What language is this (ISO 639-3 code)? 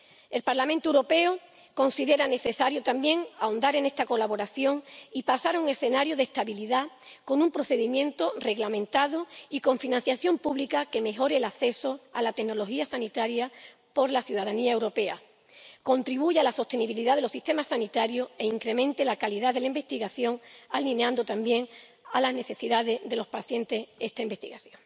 spa